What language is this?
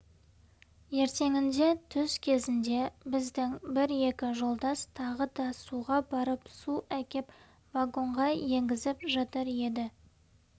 Kazakh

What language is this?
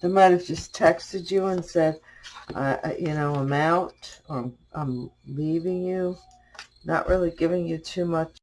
English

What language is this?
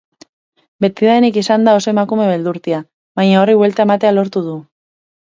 Basque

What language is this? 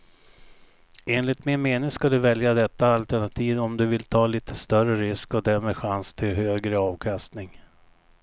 Swedish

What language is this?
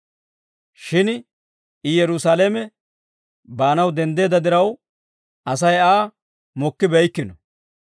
Dawro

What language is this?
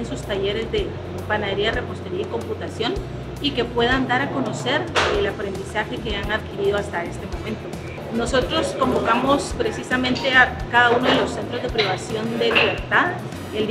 Spanish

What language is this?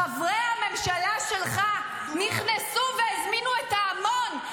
Hebrew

